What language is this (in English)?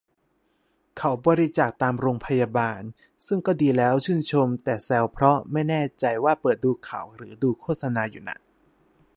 Thai